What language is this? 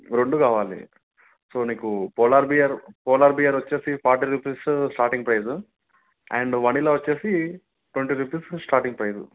Telugu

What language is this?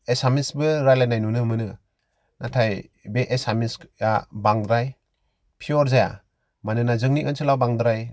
Bodo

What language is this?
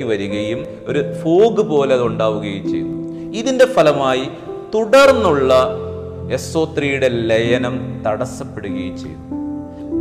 Malayalam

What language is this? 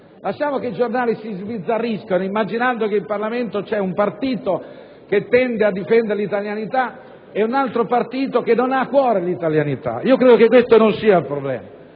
Italian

